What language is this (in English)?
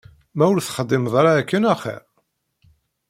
Kabyle